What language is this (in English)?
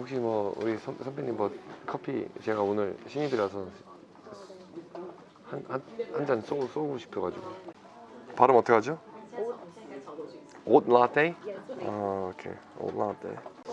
Korean